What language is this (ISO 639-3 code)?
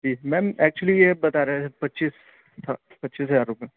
urd